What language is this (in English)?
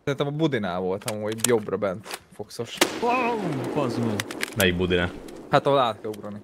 Hungarian